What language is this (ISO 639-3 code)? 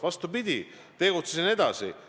est